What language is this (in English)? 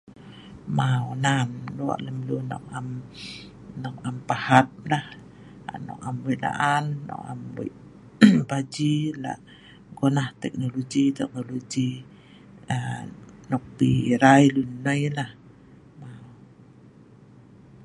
Sa'ban